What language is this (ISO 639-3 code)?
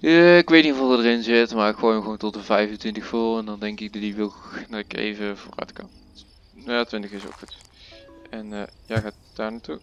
nld